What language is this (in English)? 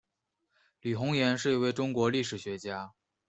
Chinese